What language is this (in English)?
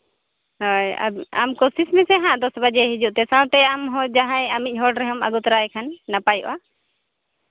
Santali